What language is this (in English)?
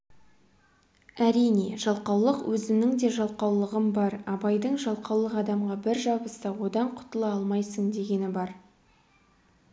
Kazakh